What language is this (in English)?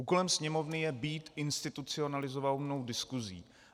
Czech